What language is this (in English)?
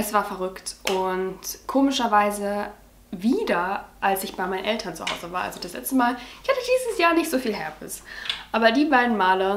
German